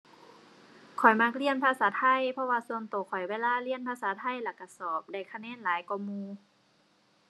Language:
Thai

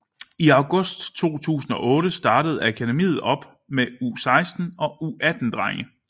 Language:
Danish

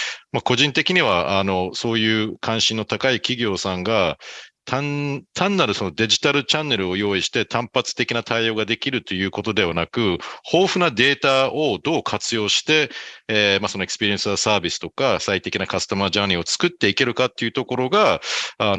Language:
Japanese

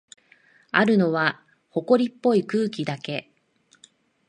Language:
Japanese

